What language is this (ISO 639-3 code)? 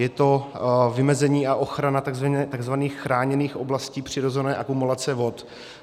ces